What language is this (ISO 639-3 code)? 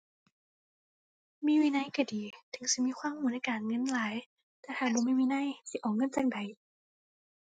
tha